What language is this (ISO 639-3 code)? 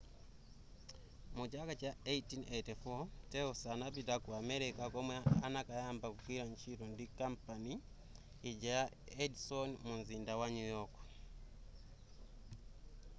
nya